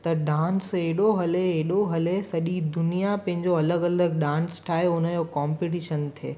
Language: Sindhi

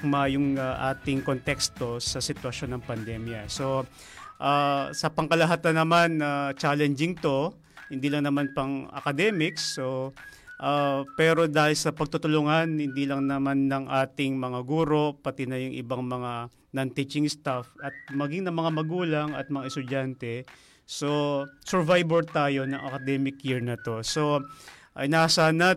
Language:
Filipino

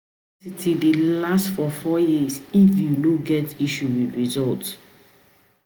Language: Nigerian Pidgin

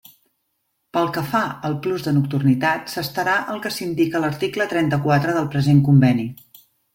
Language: Catalan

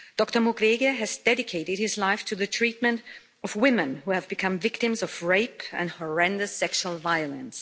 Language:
English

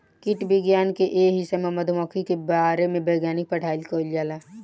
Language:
Bhojpuri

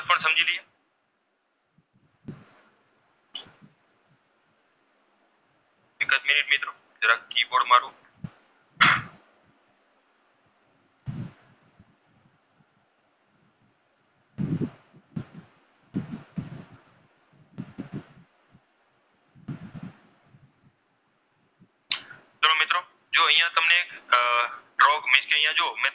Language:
Gujarati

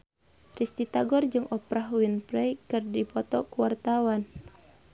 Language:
Sundanese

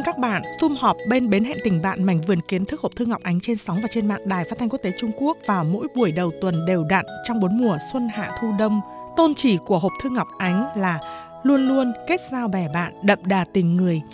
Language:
Vietnamese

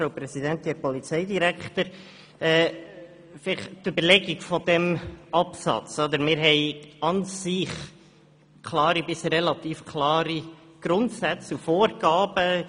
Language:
Swiss German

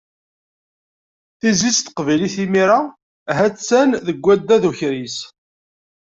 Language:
Kabyle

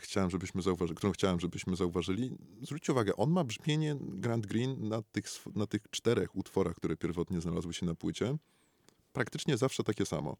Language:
Polish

